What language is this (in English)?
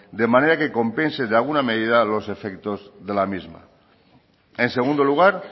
Spanish